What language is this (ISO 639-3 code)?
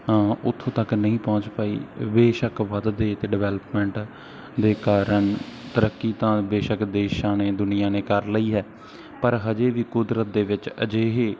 pan